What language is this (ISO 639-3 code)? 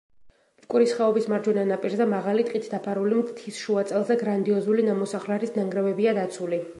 kat